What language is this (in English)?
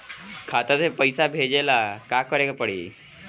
Bhojpuri